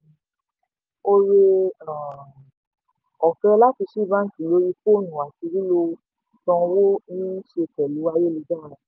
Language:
Yoruba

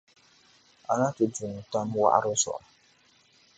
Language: Dagbani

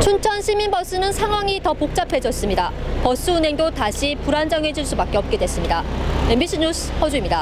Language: Korean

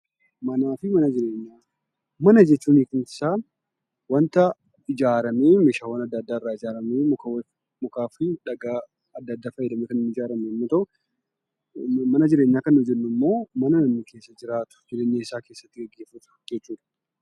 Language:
Oromo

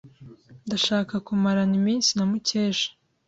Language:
Kinyarwanda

